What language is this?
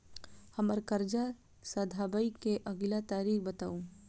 Maithili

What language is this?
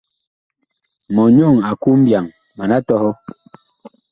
Bakoko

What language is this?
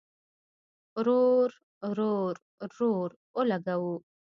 Pashto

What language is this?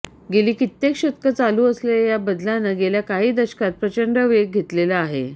Marathi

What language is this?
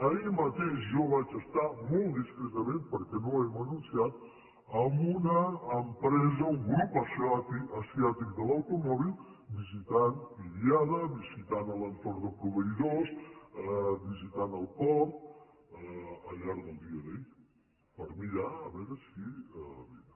Catalan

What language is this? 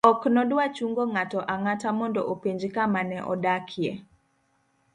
Luo (Kenya and Tanzania)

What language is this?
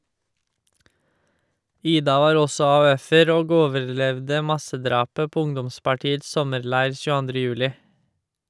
Norwegian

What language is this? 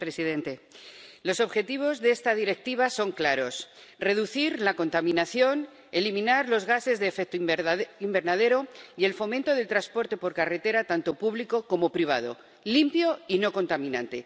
Spanish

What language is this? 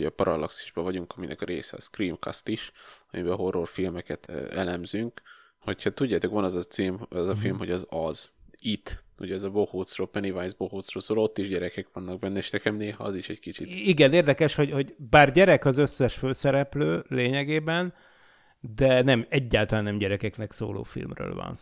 Hungarian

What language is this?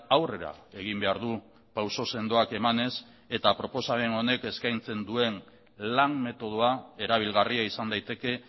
Basque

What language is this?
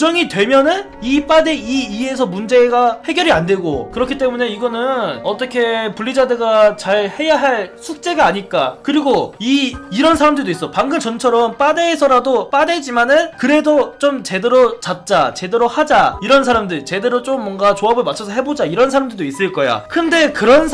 Korean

